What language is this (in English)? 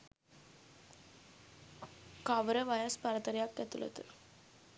Sinhala